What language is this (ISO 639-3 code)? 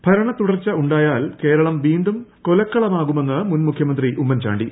mal